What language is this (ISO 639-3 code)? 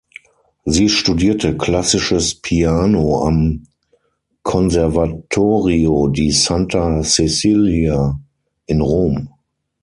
deu